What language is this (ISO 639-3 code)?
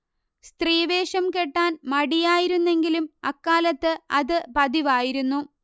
mal